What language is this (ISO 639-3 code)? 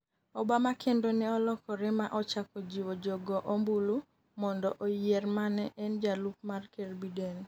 luo